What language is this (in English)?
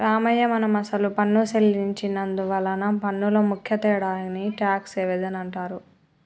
Telugu